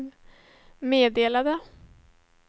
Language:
Swedish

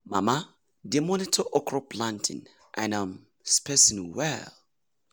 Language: Nigerian Pidgin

